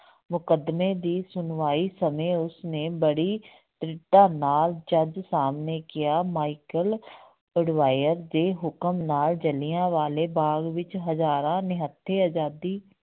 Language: Punjabi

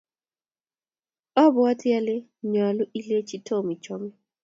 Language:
Kalenjin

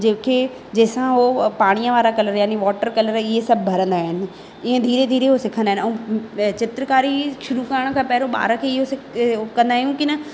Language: Sindhi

